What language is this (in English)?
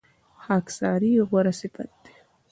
Pashto